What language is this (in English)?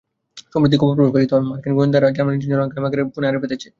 Bangla